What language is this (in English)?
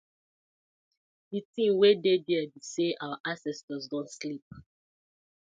Nigerian Pidgin